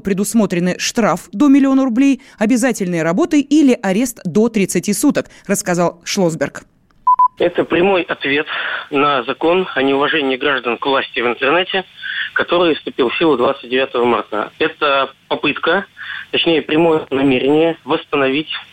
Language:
Russian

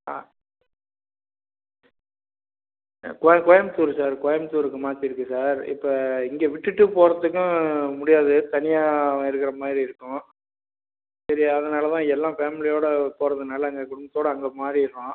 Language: Tamil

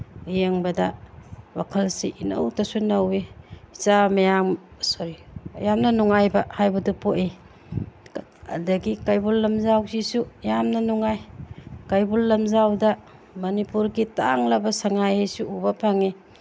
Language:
Manipuri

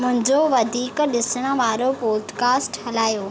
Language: Sindhi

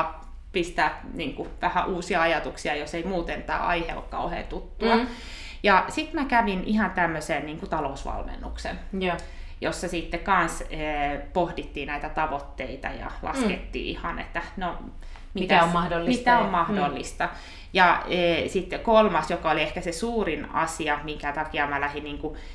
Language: Finnish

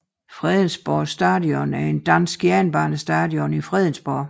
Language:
Danish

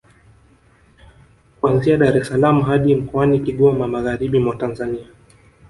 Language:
Swahili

